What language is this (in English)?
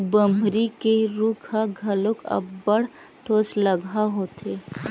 Chhattisgarhi